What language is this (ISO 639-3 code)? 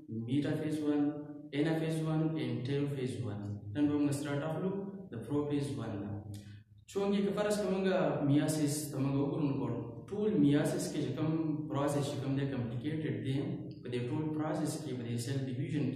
ron